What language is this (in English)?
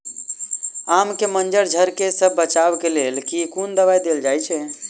Maithili